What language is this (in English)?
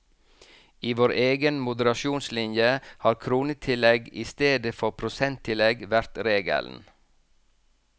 Norwegian